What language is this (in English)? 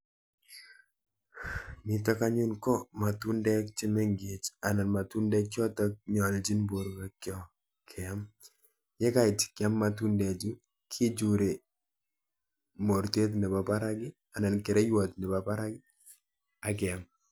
Kalenjin